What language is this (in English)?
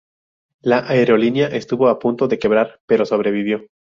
Spanish